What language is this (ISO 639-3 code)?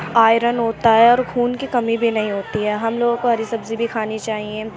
urd